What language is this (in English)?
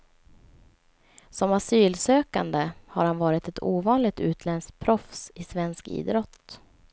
Swedish